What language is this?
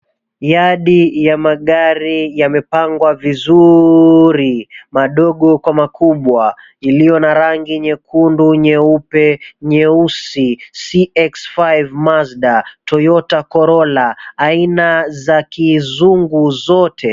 Swahili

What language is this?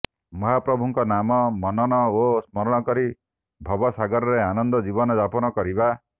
Odia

